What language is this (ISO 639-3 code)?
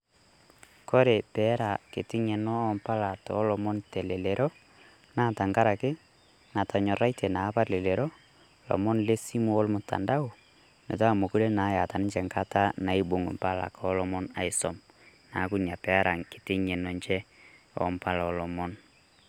mas